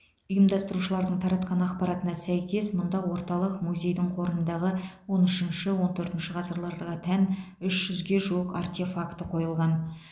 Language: Kazakh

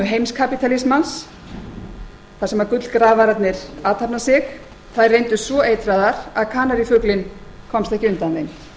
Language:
Icelandic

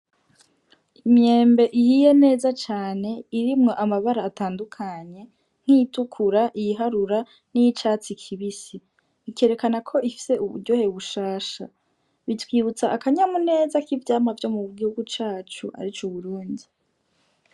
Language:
Rundi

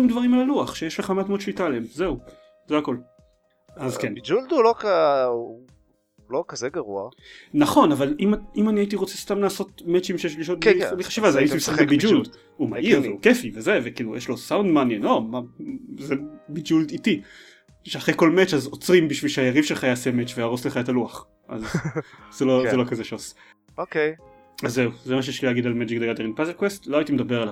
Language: Hebrew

